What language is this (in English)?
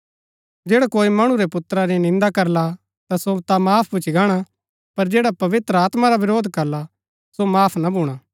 Gaddi